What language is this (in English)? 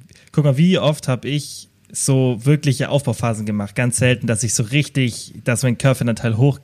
German